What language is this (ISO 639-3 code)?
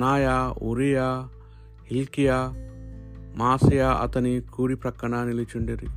tel